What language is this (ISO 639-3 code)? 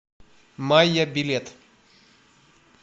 rus